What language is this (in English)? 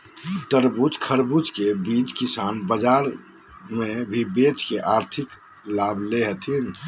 Magahi